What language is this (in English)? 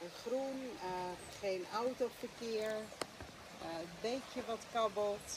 Dutch